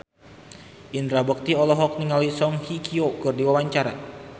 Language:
Sundanese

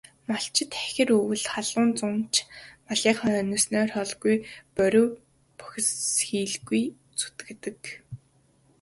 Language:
Mongolian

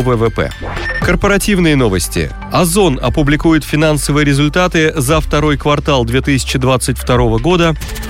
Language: Russian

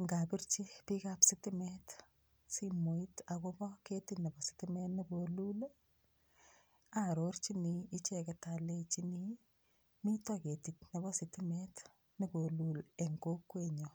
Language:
Kalenjin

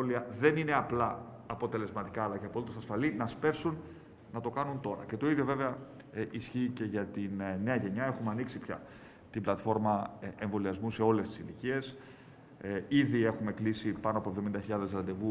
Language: Greek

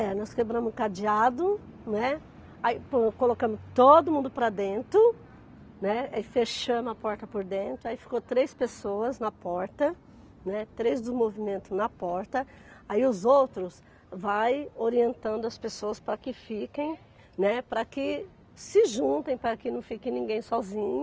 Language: Portuguese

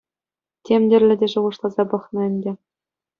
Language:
Chuvash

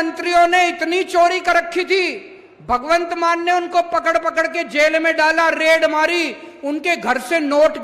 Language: Hindi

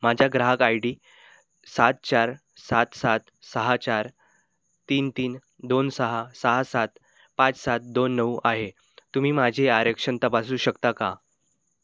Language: Marathi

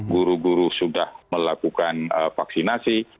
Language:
Indonesian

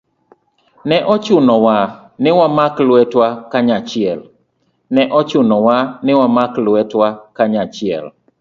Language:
Luo (Kenya and Tanzania)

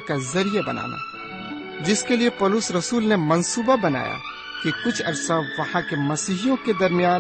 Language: Urdu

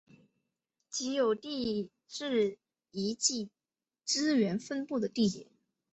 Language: Chinese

